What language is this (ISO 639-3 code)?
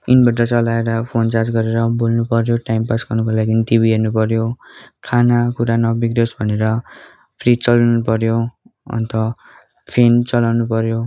nep